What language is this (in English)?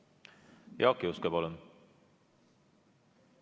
Estonian